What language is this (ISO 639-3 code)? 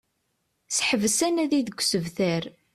kab